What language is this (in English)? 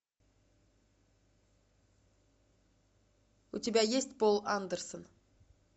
Russian